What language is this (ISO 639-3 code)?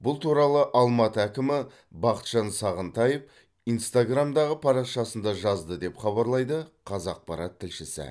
kaz